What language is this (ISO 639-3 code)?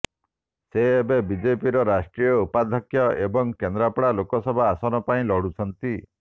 ori